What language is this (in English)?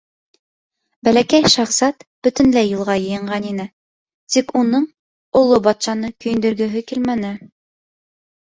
Bashkir